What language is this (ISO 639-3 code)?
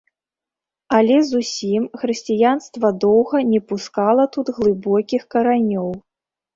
bel